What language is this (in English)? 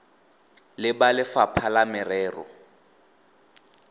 Tswana